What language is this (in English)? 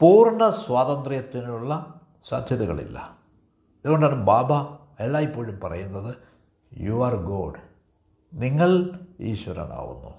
Malayalam